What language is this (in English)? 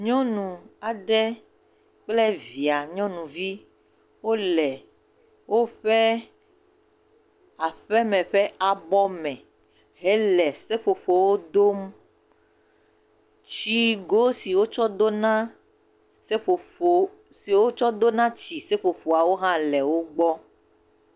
Ewe